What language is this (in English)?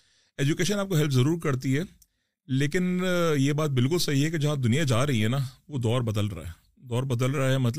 Urdu